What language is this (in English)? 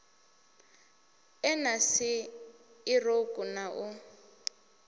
Venda